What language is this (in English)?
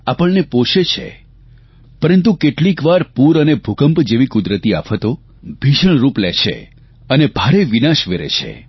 Gujarati